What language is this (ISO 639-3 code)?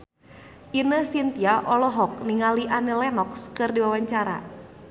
sun